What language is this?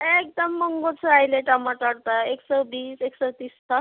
Nepali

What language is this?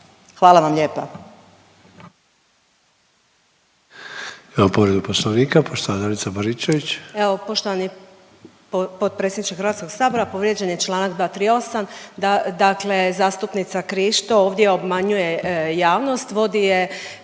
Croatian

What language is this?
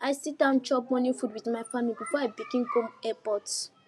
Nigerian Pidgin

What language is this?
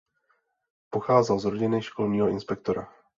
Czech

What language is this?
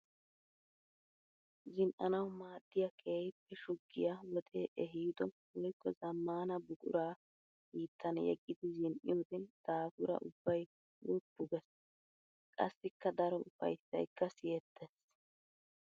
Wolaytta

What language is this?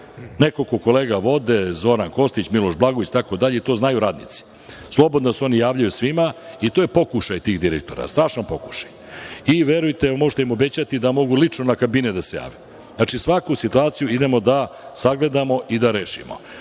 Serbian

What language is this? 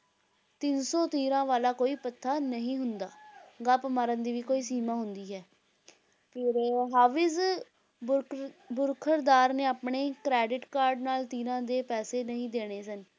Punjabi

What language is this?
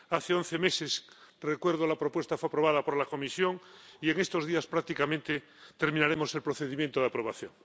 Spanish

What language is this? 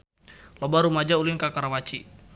Sundanese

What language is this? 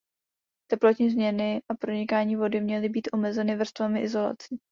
Czech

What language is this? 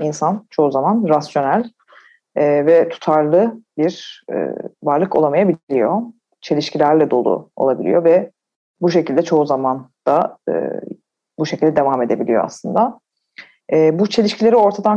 Turkish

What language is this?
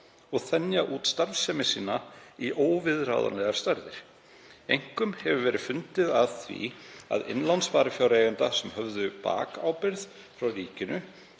Icelandic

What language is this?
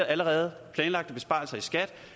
Danish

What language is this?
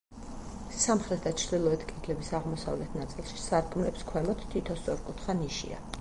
Georgian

